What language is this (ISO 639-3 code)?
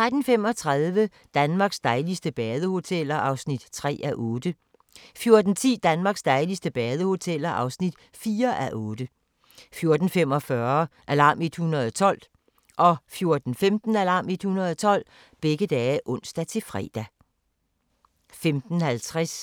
dan